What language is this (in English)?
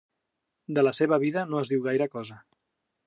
Catalan